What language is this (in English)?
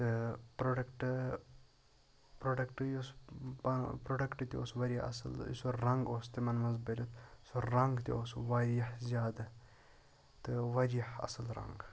Kashmiri